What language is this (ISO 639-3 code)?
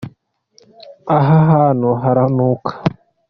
kin